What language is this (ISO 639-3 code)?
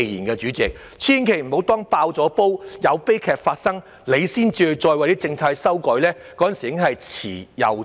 yue